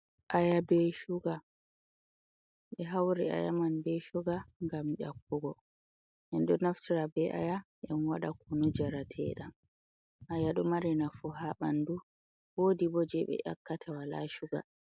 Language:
Fula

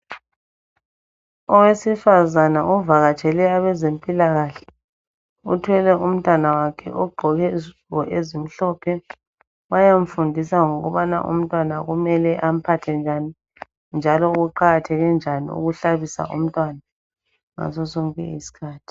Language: North Ndebele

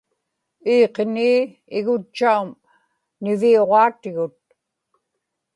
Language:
Inupiaq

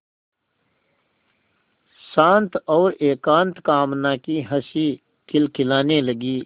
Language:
Hindi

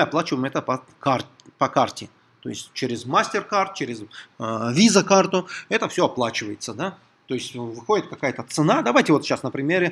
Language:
Russian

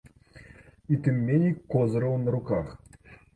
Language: Belarusian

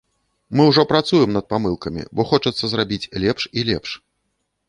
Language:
Belarusian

